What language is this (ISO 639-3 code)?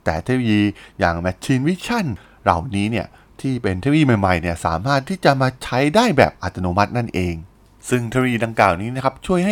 tha